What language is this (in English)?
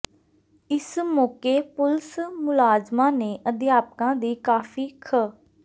Punjabi